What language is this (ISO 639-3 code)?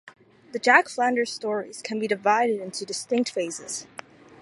eng